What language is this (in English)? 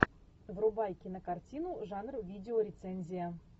Russian